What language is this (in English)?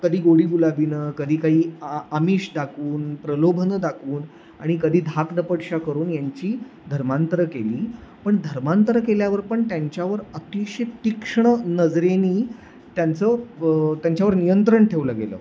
Marathi